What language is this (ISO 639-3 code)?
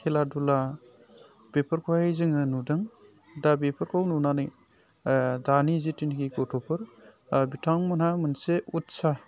brx